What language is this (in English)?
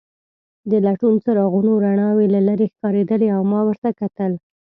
Pashto